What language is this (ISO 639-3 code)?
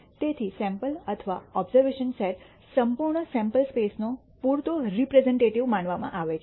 guj